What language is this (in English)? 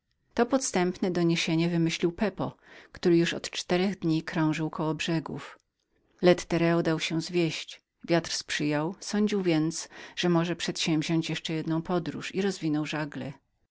Polish